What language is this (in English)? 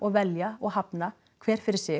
Icelandic